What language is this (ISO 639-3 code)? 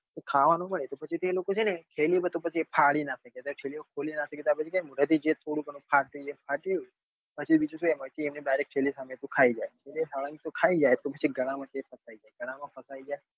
guj